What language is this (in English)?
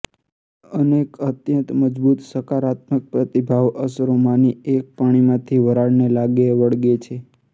Gujarati